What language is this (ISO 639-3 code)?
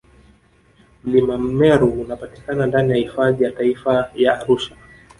swa